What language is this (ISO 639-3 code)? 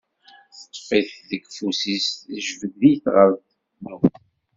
kab